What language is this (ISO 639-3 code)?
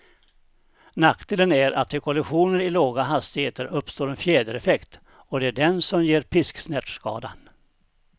swe